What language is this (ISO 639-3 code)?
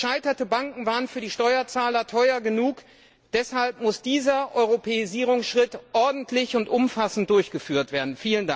deu